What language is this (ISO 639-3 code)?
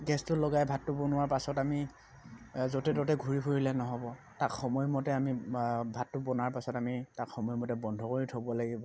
asm